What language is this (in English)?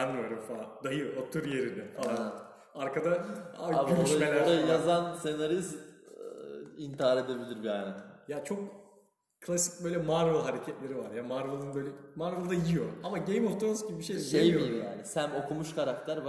Turkish